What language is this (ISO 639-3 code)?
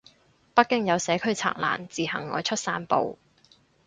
yue